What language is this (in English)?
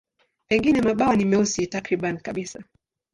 Swahili